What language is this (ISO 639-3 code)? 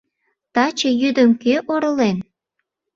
chm